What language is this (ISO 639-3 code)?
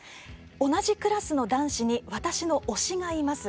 jpn